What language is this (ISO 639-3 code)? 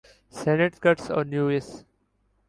urd